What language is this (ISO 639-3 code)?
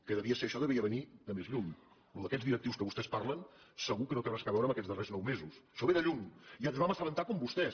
cat